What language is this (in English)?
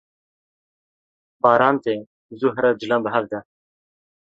Kurdish